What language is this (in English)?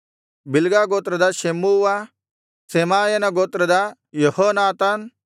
Kannada